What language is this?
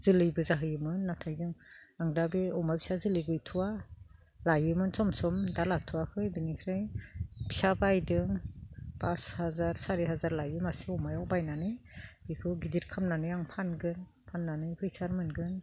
Bodo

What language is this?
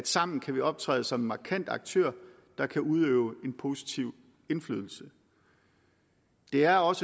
Danish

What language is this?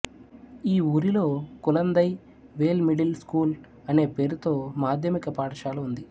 Telugu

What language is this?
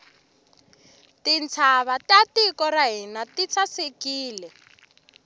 Tsonga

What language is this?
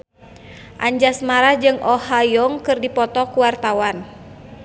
Sundanese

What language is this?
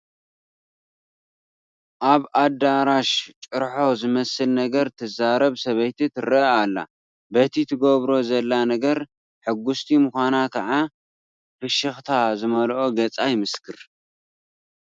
Tigrinya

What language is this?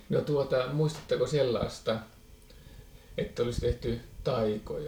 Finnish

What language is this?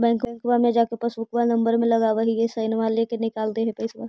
Magahi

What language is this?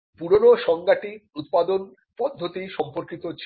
Bangla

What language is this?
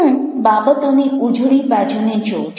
Gujarati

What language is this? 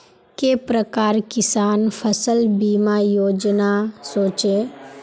Magahi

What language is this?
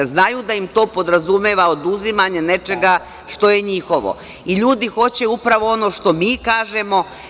Serbian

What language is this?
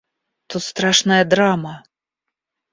Russian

